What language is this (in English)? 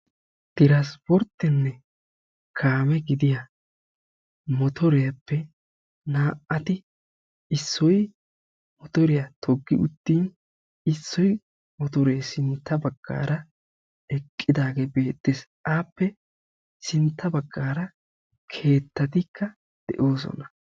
Wolaytta